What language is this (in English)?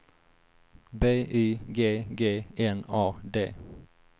Swedish